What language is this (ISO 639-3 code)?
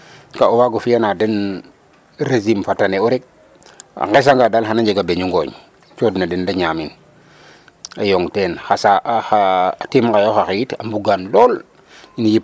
srr